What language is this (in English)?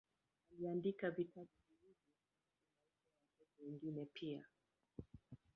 Swahili